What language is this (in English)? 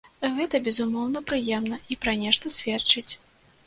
Belarusian